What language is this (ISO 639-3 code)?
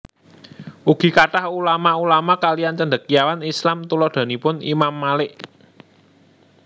jav